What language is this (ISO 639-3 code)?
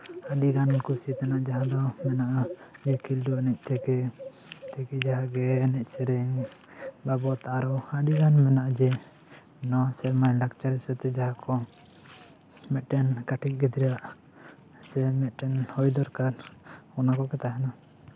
sat